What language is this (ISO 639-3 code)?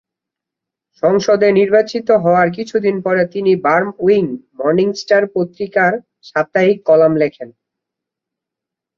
ben